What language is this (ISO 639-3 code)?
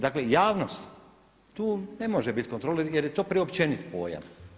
hrv